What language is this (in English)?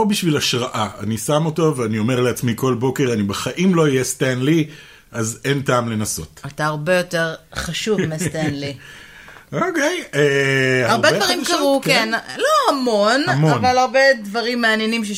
Hebrew